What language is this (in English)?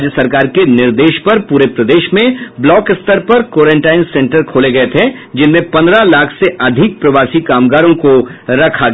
Hindi